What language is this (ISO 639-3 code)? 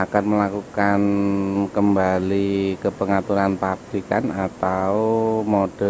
ind